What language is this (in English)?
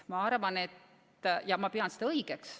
Estonian